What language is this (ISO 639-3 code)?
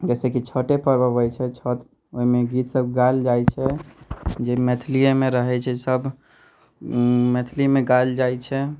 mai